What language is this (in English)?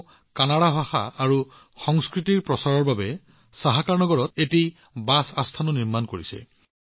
Assamese